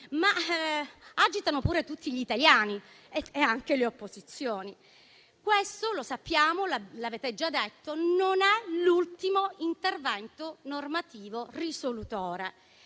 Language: Italian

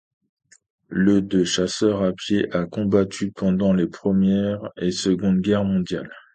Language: French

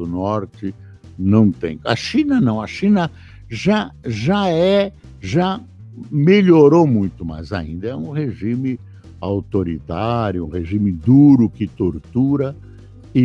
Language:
Portuguese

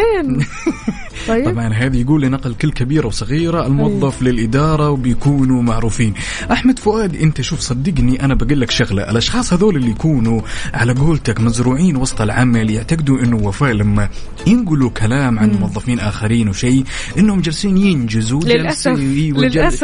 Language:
Arabic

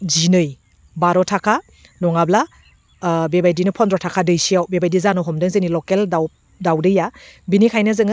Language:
Bodo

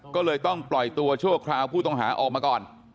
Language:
Thai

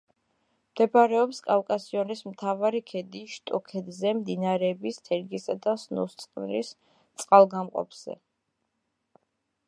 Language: Georgian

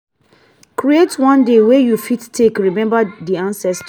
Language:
Nigerian Pidgin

